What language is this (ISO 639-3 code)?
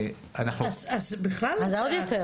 heb